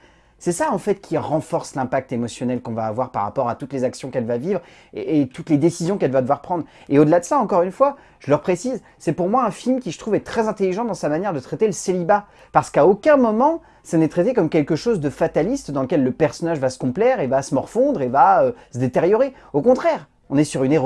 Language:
French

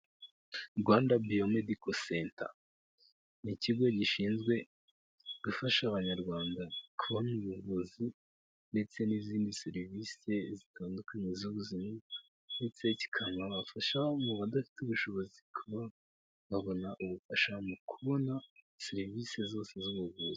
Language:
Kinyarwanda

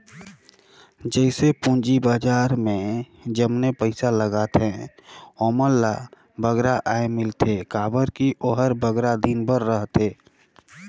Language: Chhattisgarhi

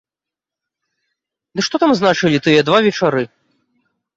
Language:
Belarusian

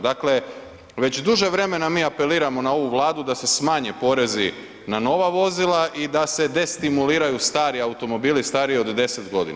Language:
Croatian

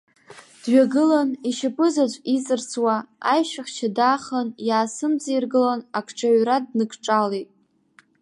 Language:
Abkhazian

